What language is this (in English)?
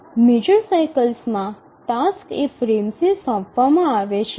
Gujarati